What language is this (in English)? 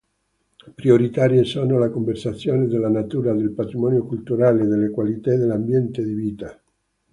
Italian